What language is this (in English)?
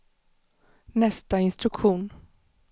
Swedish